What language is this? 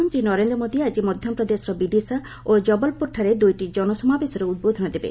Odia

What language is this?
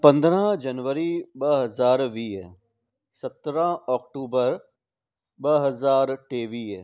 Sindhi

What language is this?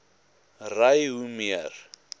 Afrikaans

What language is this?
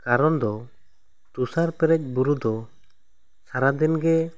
Santali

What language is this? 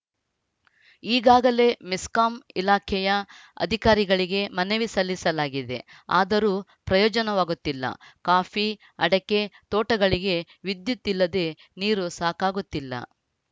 Kannada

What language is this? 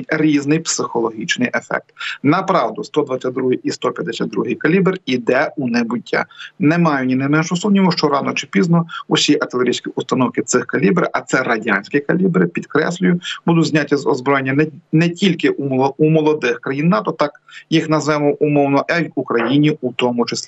Ukrainian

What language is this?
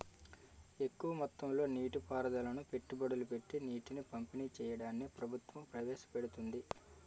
Telugu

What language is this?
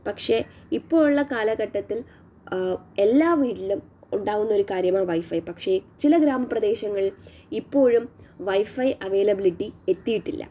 Malayalam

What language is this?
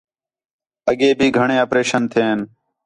Khetrani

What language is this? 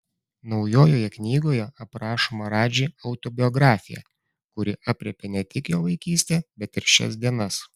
Lithuanian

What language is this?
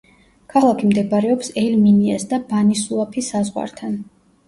Georgian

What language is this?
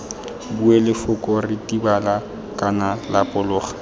Tswana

